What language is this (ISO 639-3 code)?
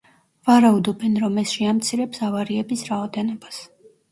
kat